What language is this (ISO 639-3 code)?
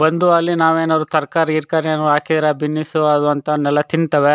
kan